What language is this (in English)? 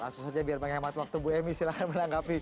Indonesian